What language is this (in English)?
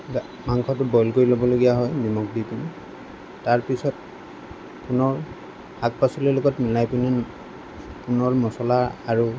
Assamese